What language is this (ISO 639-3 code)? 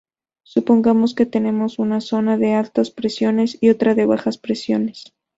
spa